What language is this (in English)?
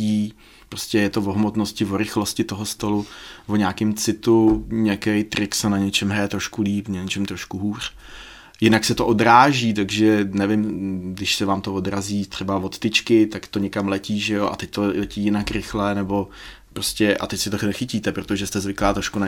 Czech